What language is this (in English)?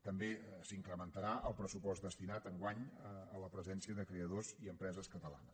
Catalan